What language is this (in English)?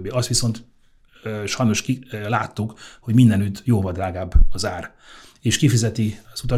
Hungarian